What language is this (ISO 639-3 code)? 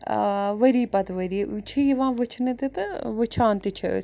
kas